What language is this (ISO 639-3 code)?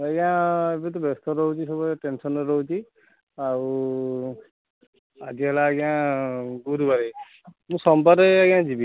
ori